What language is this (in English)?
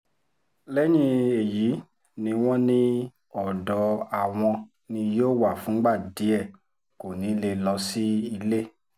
Yoruba